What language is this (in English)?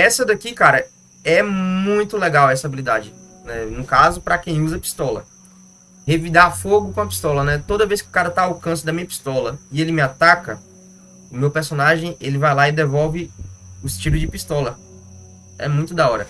Portuguese